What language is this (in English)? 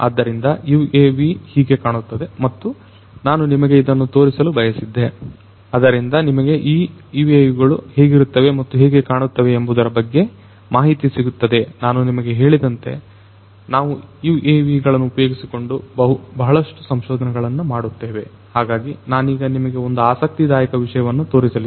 Kannada